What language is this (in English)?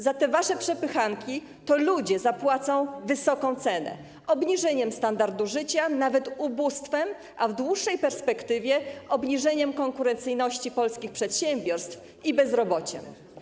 Polish